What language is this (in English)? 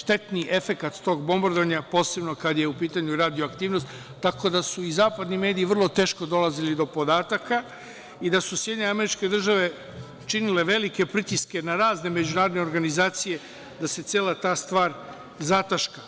Serbian